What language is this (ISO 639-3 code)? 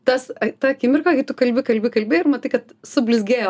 lit